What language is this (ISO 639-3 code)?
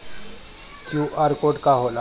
bho